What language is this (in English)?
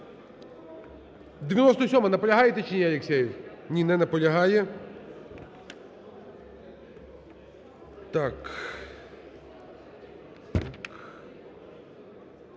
Ukrainian